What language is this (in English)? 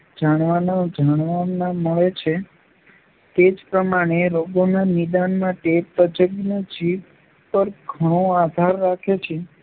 Gujarati